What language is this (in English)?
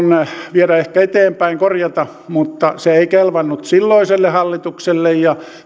Finnish